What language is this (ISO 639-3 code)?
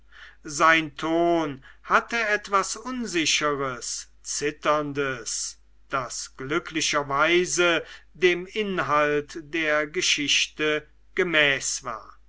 deu